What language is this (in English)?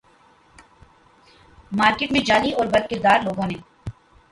Urdu